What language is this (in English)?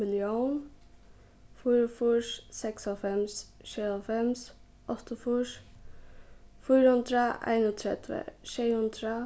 Faroese